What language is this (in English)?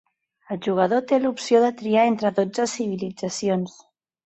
Catalan